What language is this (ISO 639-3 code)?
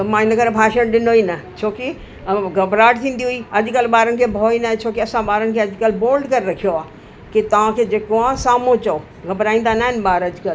snd